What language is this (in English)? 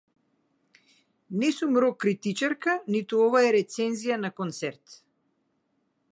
Macedonian